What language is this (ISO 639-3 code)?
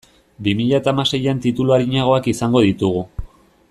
eus